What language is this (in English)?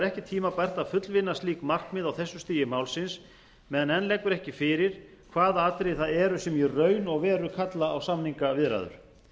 Icelandic